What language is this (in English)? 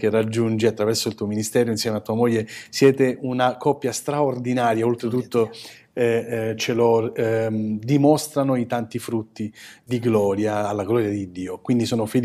Italian